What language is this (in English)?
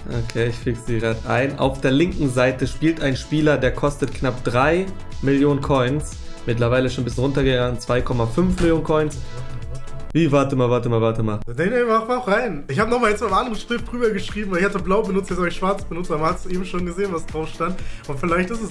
German